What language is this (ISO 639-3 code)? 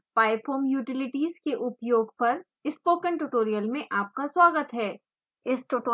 hin